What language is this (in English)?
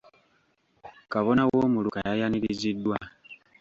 Ganda